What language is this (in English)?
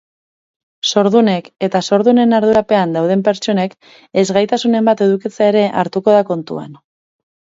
Basque